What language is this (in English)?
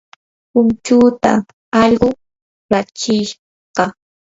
Yanahuanca Pasco Quechua